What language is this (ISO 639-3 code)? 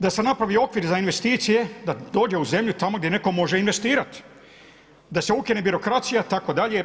hrv